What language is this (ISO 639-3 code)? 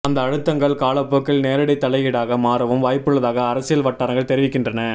tam